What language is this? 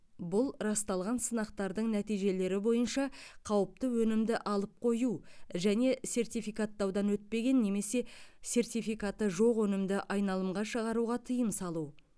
Kazakh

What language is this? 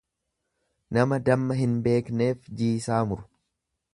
Oromo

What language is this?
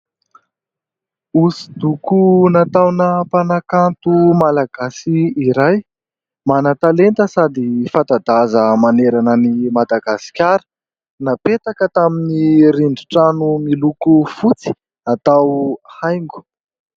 Malagasy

